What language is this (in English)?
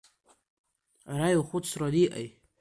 Abkhazian